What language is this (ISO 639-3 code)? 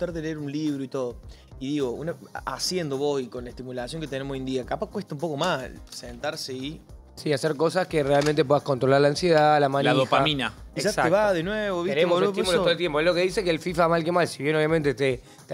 spa